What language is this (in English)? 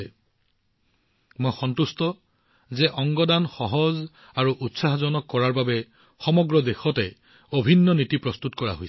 Assamese